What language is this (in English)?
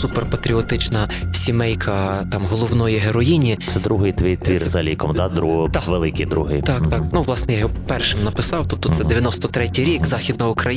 Ukrainian